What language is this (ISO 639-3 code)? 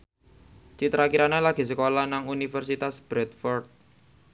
jav